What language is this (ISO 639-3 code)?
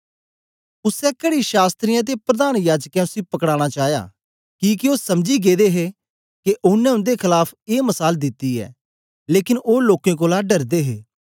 doi